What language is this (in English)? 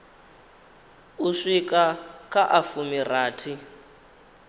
Venda